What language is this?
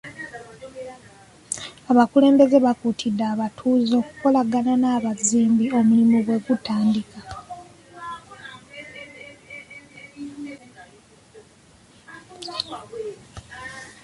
Ganda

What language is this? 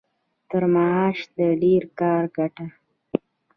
Pashto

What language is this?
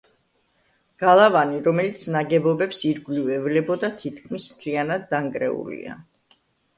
Georgian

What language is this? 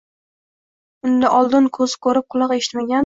Uzbek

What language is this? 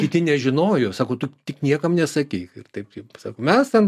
Lithuanian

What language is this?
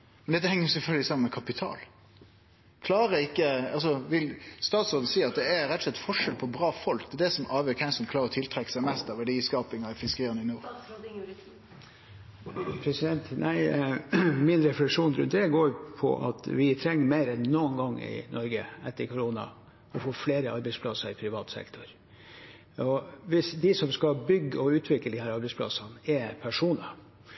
Norwegian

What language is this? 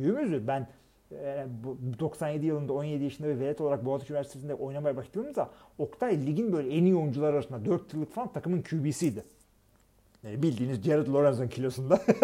Turkish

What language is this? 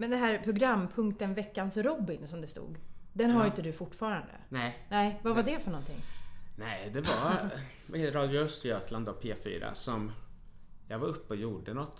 Swedish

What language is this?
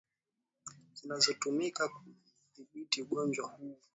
Swahili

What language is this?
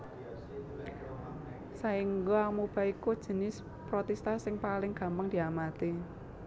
Javanese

